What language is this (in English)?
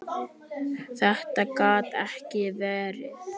Icelandic